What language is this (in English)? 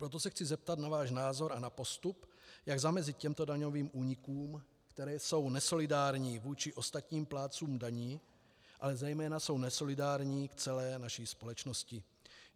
Czech